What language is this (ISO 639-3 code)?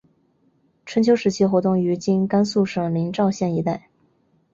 zho